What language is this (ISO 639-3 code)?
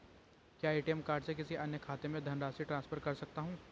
hin